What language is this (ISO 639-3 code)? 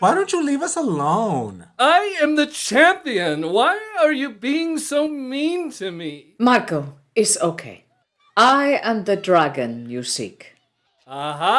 eng